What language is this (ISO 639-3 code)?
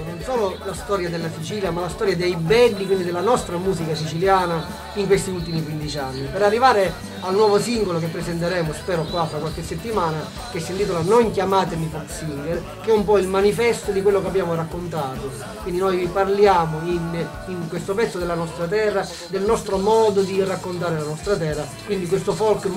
ita